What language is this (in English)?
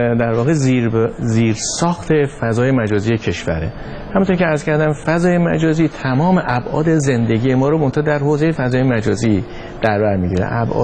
Persian